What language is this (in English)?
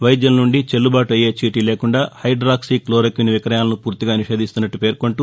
Telugu